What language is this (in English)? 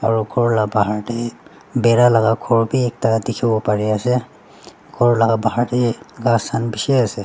Naga Pidgin